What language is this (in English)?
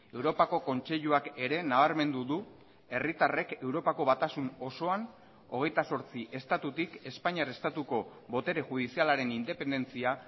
Basque